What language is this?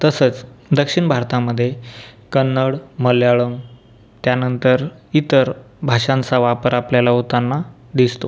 Marathi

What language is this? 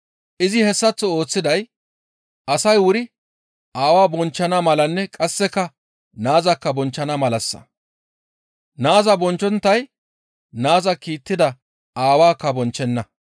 Gamo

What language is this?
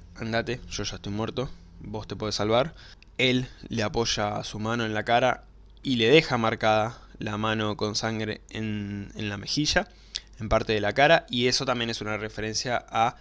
Spanish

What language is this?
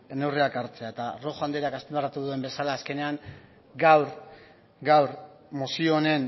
Basque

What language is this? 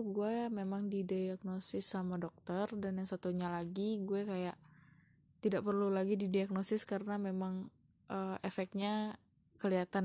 Indonesian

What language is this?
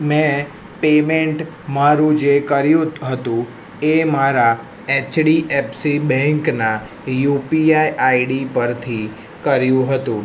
Gujarati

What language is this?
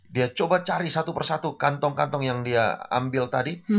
Indonesian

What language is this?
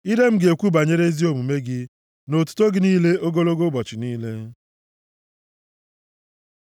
Igbo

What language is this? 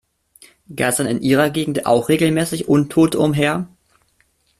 German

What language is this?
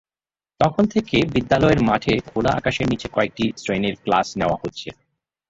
Bangla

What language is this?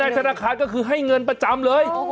Thai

